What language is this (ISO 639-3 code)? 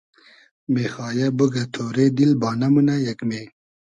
haz